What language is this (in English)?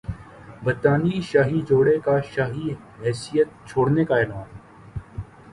Urdu